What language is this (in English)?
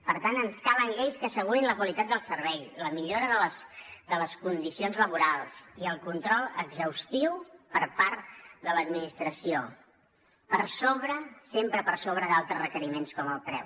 Catalan